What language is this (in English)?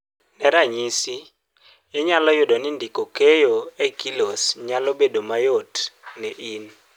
Luo (Kenya and Tanzania)